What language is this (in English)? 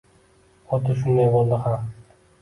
Uzbek